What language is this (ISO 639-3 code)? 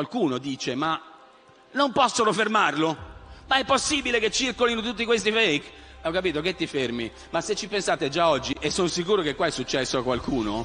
ita